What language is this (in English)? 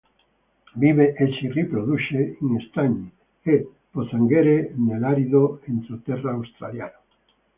Italian